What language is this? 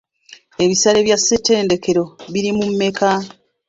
Ganda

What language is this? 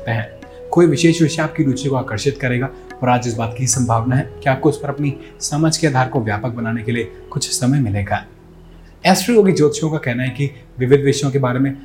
Hindi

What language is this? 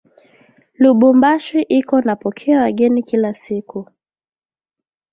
Swahili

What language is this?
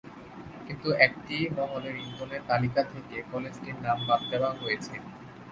Bangla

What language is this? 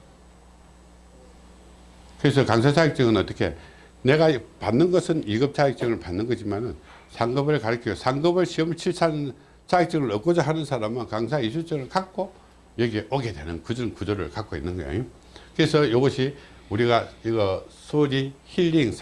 Korean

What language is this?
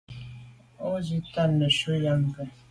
Medumba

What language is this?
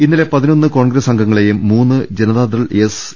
Malayalam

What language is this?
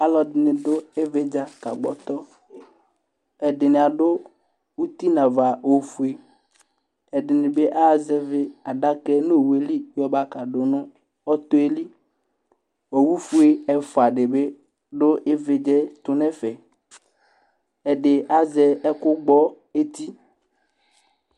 Ikposo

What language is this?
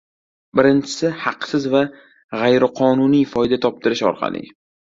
Uzbek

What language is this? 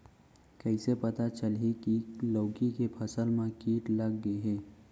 Chhattisgarhi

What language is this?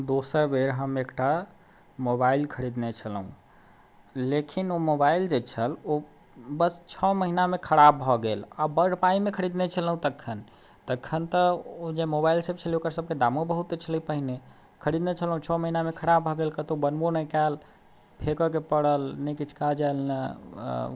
Maithili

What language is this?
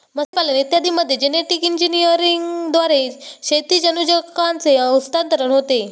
Marathi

